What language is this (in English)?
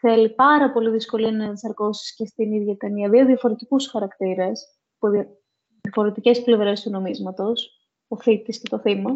Greek